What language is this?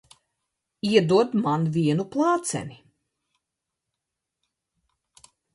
Latvian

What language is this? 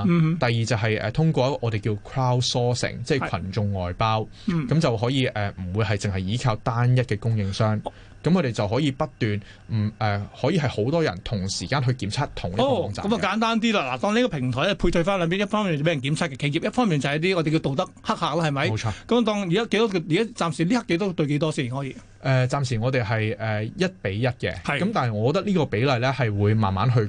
Chinese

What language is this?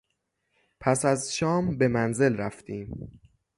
Persian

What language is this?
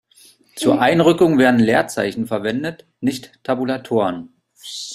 German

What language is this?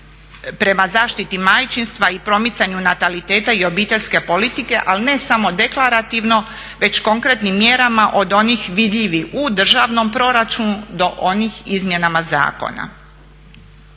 Croatian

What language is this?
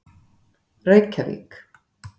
Icelandic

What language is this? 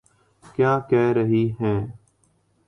Urdu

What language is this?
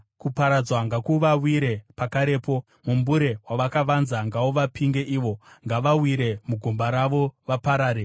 Shona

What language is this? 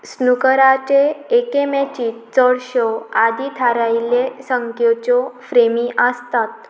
Konkani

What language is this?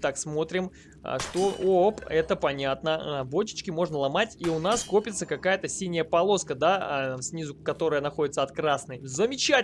Russian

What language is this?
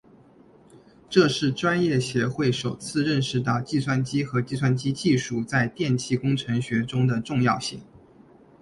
Chinese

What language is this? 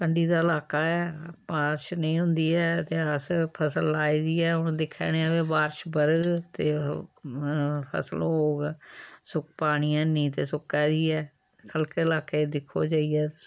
Dogri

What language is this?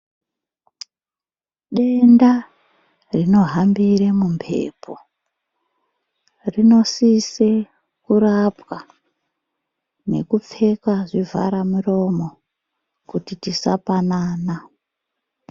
Ndau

